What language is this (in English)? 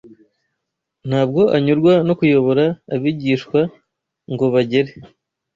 Kinyarwanda